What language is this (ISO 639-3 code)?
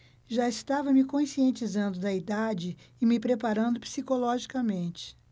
por